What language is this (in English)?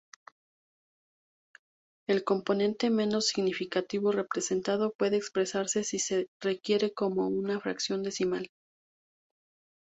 Spanish